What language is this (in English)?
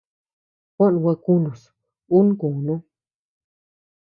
Tepeuxila Cuicatec